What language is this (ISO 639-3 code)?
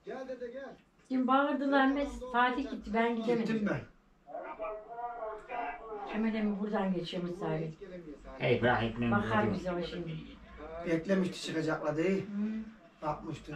tur